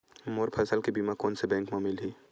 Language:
Chhattisgarhi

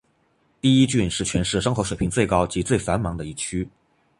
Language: Chinese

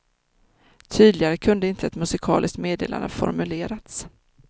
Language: Swedish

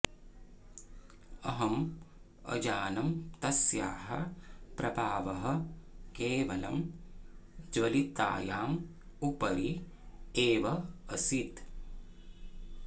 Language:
Sanskrit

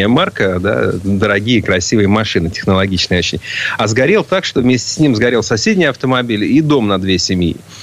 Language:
Russian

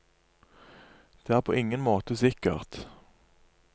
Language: Norwegian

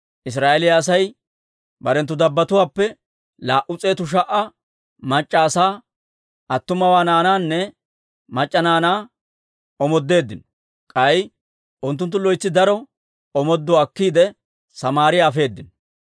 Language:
Dawro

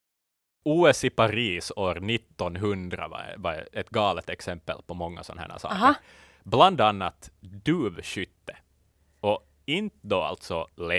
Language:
Swedish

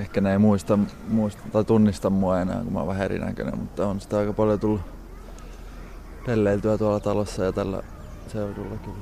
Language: Finnish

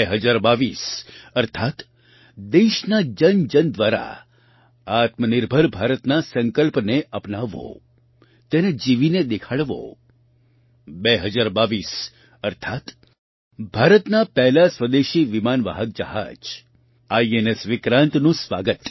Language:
Gujarati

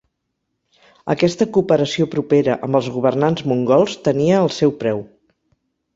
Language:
Catalan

